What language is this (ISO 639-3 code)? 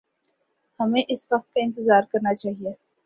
urd